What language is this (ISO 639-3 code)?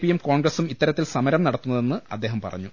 mal